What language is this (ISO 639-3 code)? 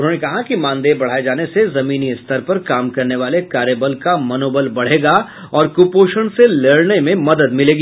hin